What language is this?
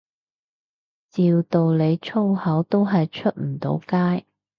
Cantonese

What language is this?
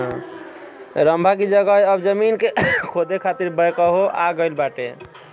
Bhojpuri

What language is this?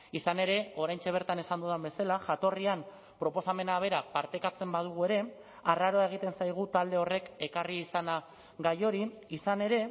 Basque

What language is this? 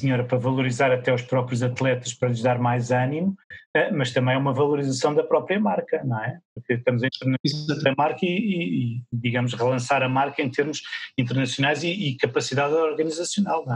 Portuguese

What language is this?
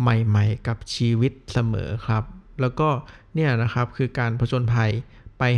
Thai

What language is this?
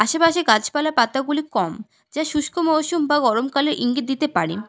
Bangla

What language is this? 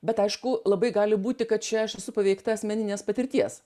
Lithuanian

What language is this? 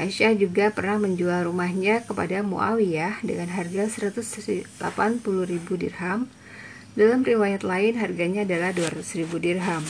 Indonesian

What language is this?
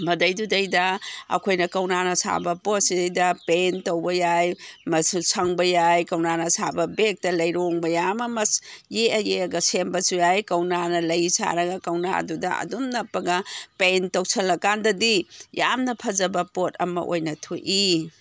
Manipuri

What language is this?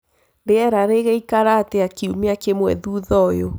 Kikuyu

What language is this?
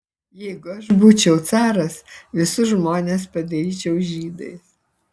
Lithuanian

